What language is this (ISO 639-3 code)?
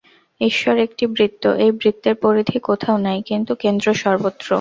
ben